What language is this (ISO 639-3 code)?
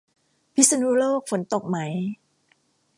tha